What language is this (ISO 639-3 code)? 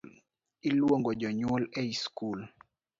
luo